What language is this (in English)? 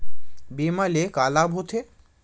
Chhattisgarhi